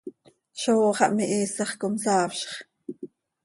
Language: Seri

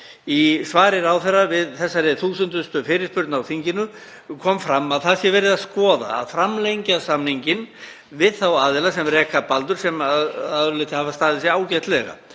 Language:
Icelandic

